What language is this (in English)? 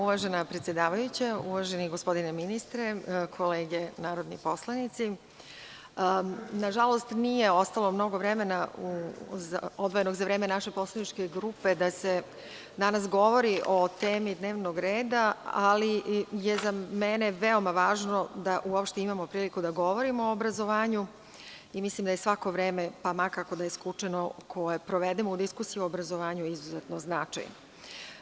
Serbian